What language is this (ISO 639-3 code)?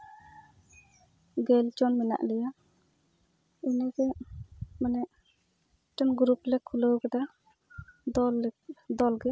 sat